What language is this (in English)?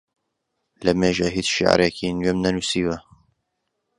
Central Kurdish